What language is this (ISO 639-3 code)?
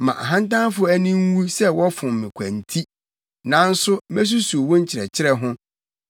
aka